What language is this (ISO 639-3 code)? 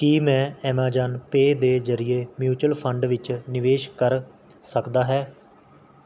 pan